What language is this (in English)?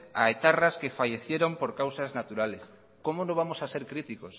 Spanish